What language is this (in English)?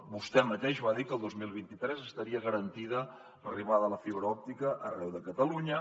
Catalan